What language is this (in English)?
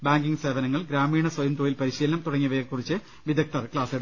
Malayalam